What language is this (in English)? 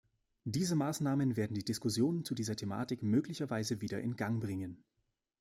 German